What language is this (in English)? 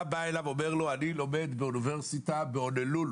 Hebrew